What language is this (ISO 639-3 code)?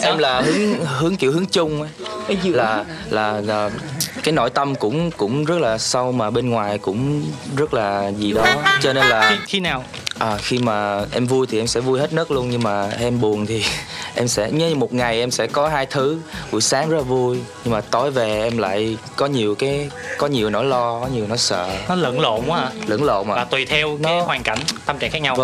vie